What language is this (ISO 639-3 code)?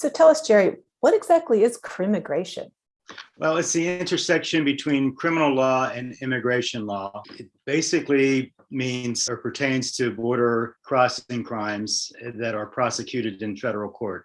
eng